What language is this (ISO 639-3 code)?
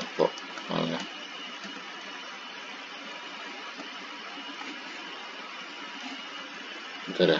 ind